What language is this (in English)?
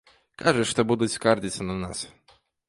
Belarusian